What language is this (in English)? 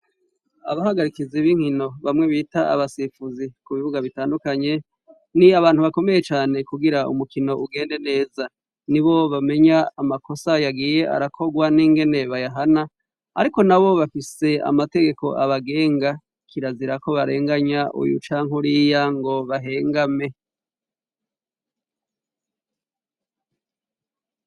Rundi